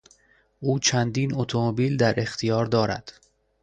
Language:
Persian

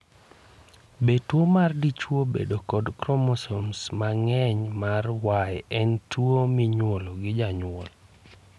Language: Luo (Kenya and Tanzania)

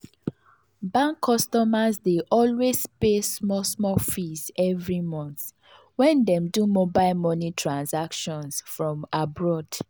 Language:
Nigerian Pidgin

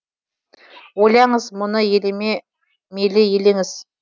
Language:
Kazakh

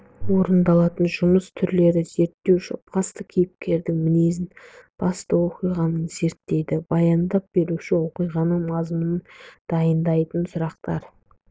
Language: Kazakh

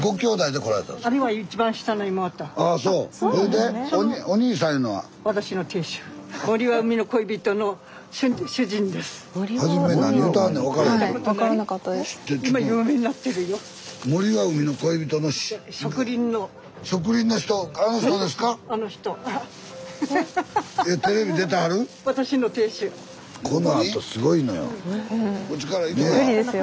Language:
Japanese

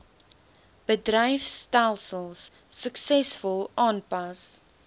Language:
Afrikaans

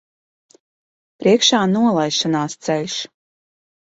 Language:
Latvian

